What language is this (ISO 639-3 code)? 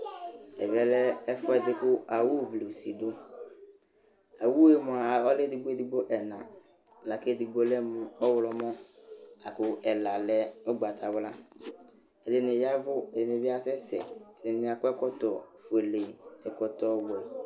kpo